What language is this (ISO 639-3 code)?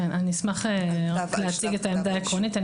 heb